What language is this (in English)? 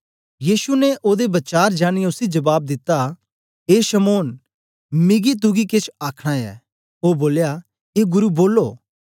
Dogri